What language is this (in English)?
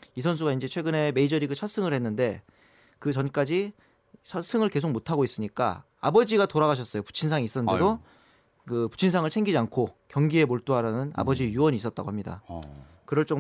Korean